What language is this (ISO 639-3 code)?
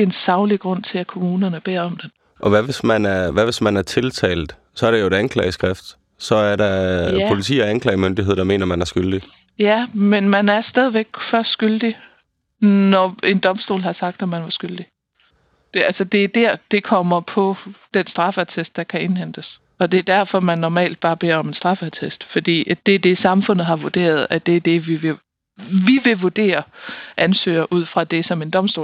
dan